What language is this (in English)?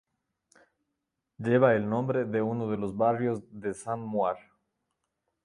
Spanish